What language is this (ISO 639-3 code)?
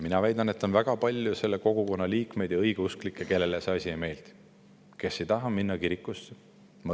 est